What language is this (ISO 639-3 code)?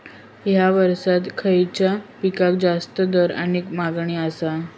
mar